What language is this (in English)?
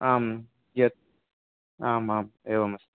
Sanskrit